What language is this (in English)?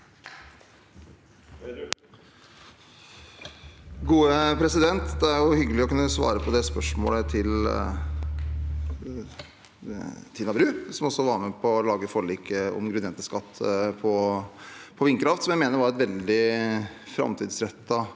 Norwegian